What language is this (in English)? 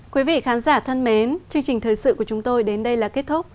Vietnamese